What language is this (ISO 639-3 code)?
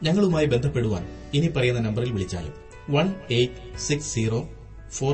mal